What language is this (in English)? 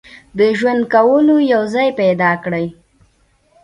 Pashto